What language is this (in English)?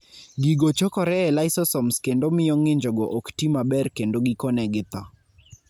Luo (Kenya and Tanzania)